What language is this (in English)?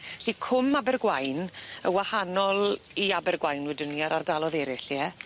Welsh